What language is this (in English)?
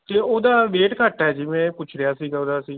Punjabi